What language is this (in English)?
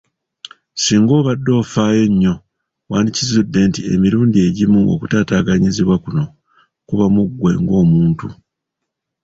Ganda